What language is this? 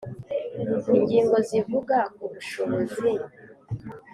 Kinyarwanda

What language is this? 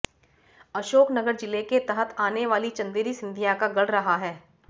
Hindi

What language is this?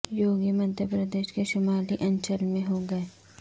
Urdu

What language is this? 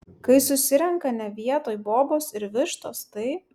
Lithuanian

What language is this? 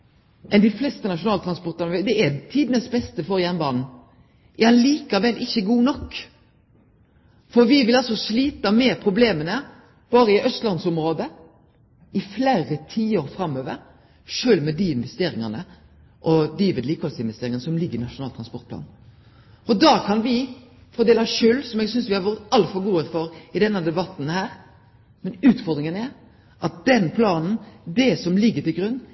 Norwegian Nynorsk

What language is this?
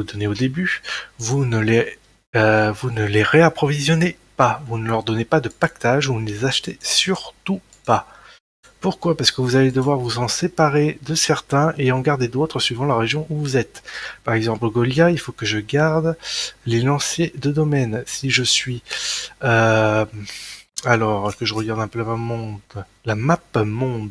French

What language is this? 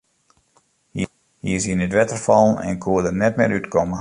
Western Frisian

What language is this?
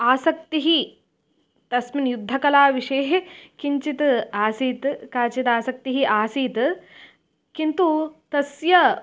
Sanskrit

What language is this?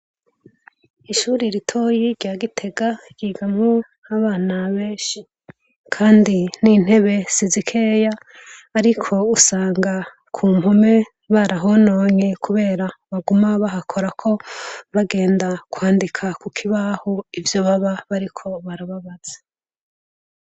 Rundi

